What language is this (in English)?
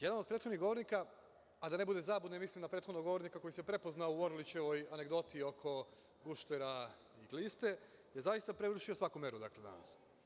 Serbian